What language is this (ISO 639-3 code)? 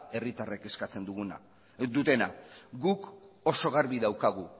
eus